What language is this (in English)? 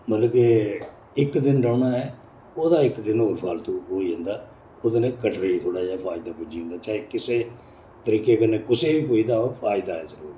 Dogri